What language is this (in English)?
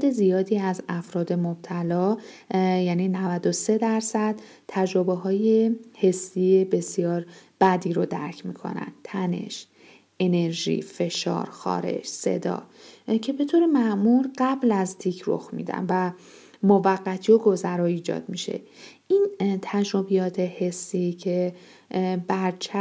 Persian